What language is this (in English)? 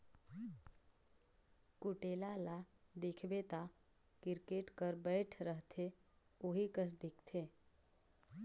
Chhattisgarhi